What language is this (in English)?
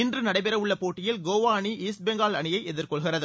Tamil